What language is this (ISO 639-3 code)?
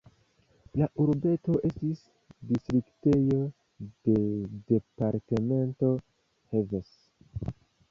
epo